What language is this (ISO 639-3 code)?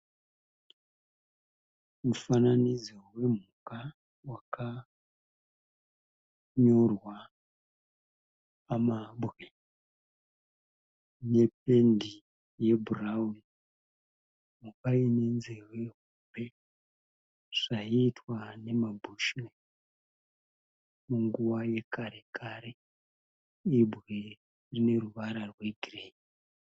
sna